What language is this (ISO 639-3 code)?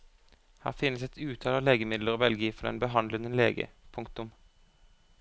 nor